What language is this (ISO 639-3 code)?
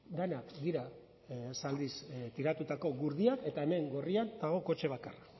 eus